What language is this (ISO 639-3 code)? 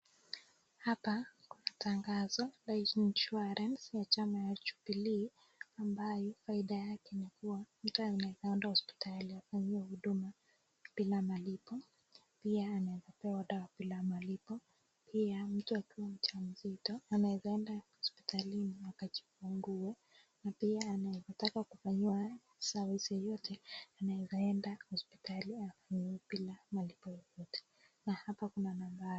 swa